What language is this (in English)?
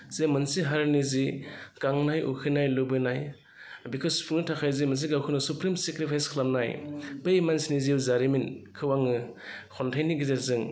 Bodo